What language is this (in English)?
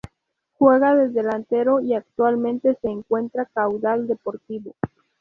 Spanish